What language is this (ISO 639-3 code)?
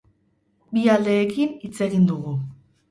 eus